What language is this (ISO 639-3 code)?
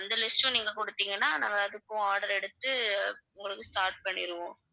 tam